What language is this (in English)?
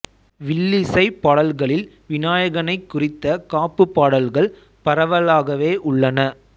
Tamil